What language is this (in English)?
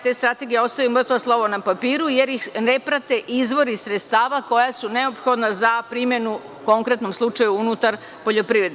Serbian